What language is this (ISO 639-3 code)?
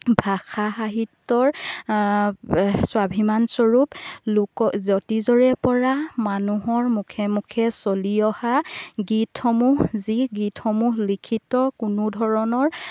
asm